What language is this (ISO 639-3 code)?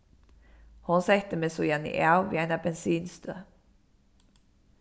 fao